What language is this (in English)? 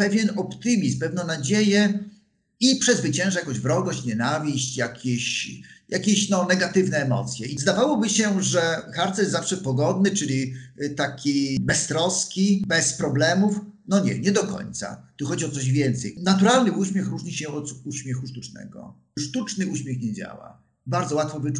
Polish